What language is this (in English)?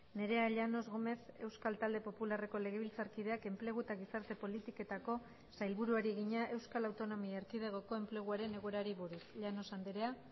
Basque